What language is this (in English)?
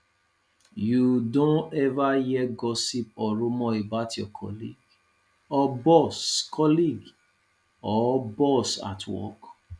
Nigerian Pidgin